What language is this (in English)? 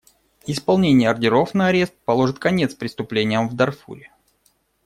Russian